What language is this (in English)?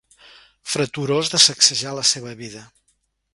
Catalan